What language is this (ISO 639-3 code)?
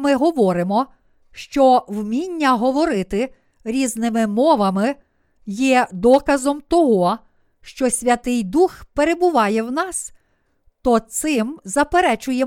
ukr